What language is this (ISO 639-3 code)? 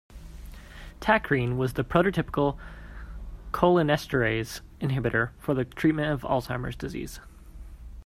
eng